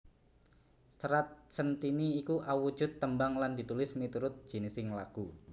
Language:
Javanese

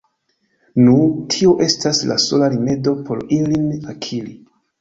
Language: Esperanto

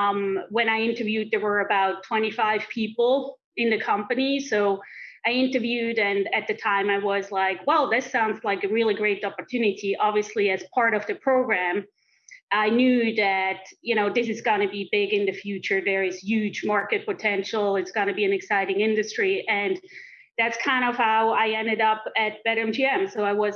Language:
English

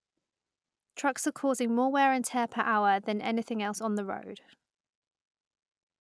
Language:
English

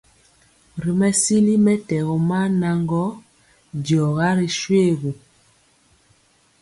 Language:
Mpiemo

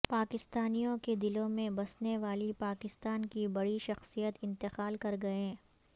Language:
Urdu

